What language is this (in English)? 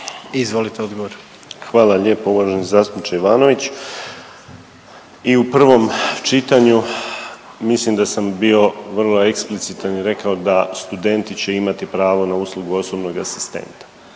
Croatian